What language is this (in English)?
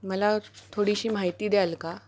Marathi